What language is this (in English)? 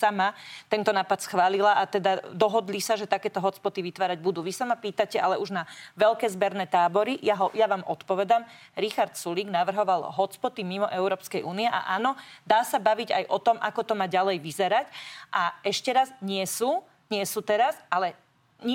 Slovak